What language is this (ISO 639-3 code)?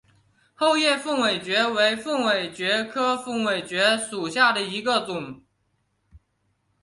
zho